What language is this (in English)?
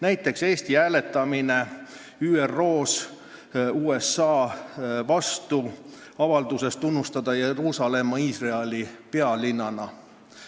Estonian